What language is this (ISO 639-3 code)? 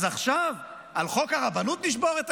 heb